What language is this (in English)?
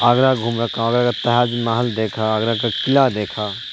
Urdu